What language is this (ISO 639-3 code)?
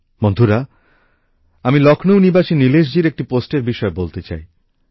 ben